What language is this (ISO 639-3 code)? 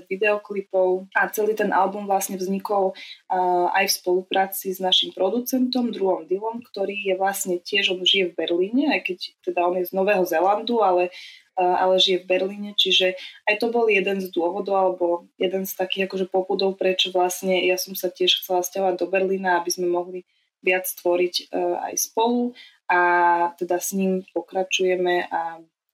slk